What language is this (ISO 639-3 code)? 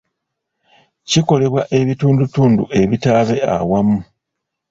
lug